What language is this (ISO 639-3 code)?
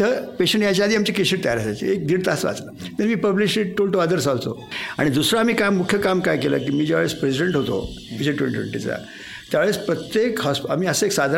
mar